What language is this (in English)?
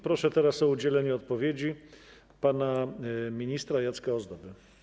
Polish